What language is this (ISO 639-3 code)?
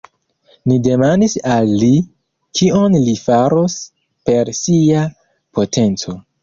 epo